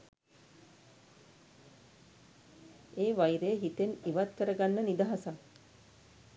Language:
Sinhala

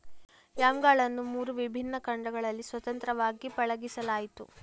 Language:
Kannada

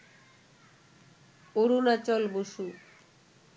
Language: Bangla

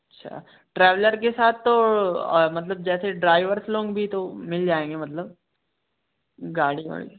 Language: Hindi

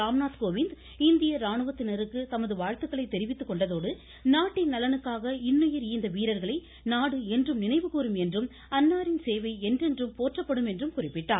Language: Tamil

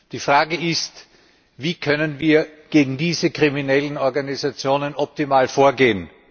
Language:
German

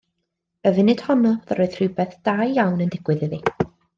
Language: Welsh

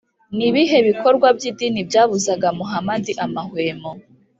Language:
Kinyarwanda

